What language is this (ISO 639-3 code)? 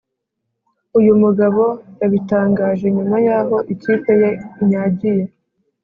kin